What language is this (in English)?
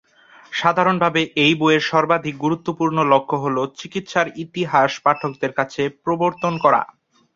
Bangla